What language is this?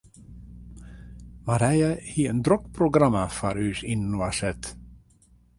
Western Frisian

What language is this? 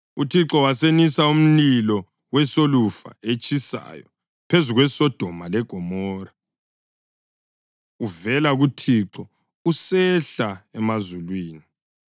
North Ndebele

